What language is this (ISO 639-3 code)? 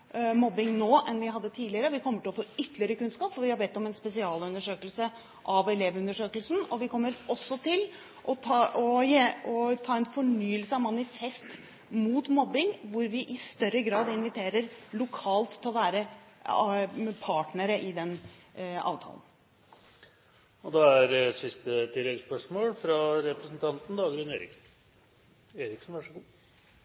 nor